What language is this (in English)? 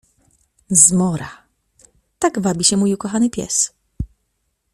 Polish